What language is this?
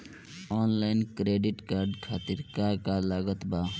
Bhojpuri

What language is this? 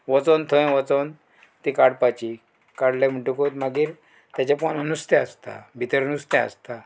Konkani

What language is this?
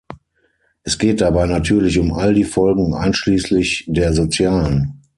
German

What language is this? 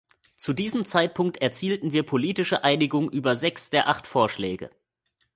German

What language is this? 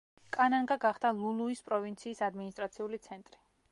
Georgian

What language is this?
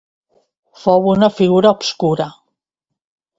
Catalan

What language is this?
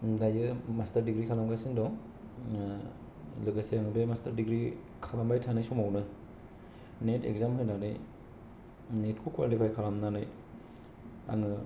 Bodo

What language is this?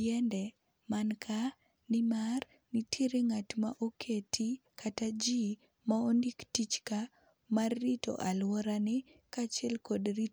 Luo (Kenya and Tanzania)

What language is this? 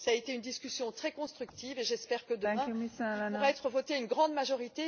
French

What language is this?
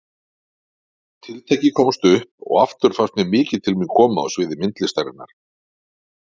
Icelandic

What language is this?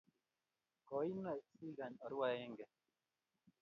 Kalenjin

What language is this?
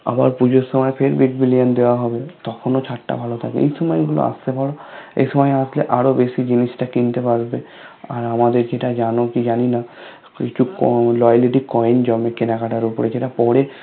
Bangla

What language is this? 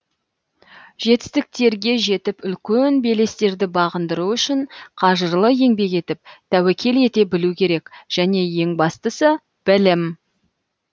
Kazakh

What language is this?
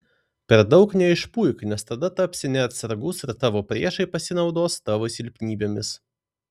Lithuanian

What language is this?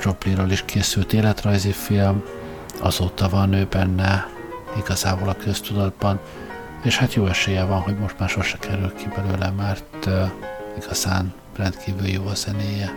Hungarian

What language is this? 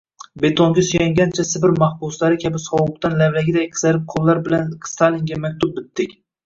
Uzbek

